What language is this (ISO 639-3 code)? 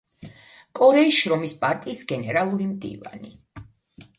kat